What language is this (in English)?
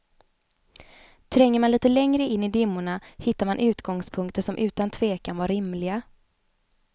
Swedish